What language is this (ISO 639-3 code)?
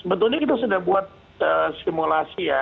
ind